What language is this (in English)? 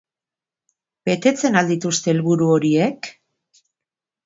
Basque